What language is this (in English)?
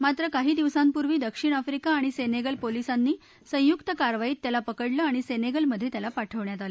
Marathi